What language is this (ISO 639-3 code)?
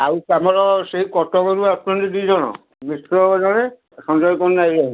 ori